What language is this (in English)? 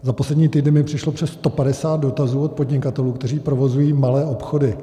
Czech